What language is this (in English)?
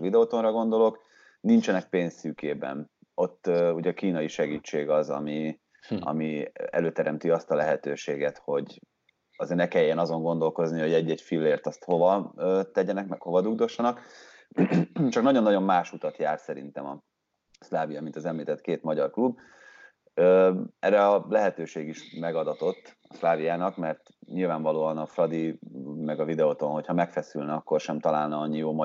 Hungarian